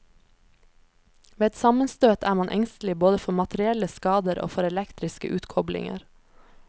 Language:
Norwegian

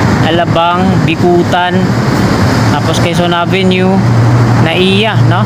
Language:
Filipino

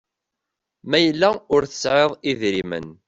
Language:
Kabyle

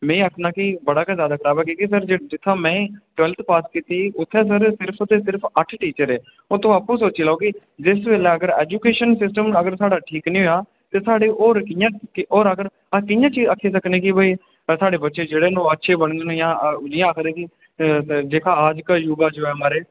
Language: Dogri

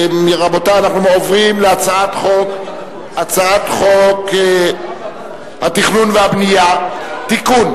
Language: Hebrew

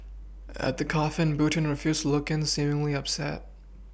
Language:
English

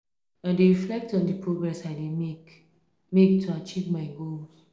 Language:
Nigerian Pidgin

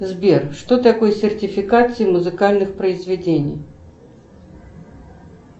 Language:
Russian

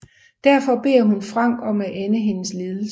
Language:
Danish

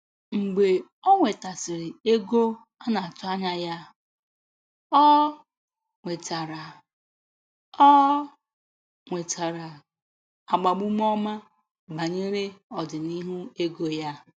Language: Igbo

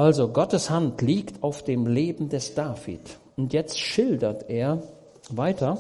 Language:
German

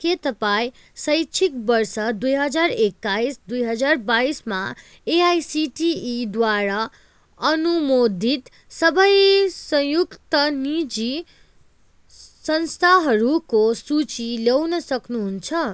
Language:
Nepali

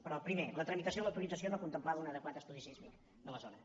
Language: Catalan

